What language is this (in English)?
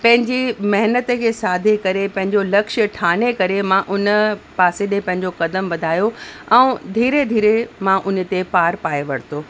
Sindhi